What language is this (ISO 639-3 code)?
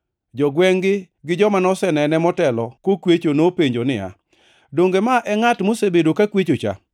luo